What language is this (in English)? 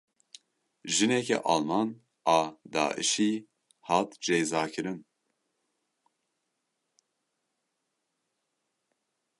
Kurdish